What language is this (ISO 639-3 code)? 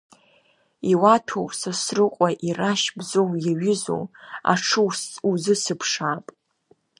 abk